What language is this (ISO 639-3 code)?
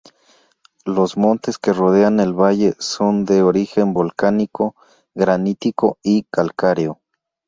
spa